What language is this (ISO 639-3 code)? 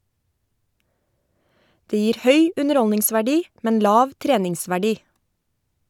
nor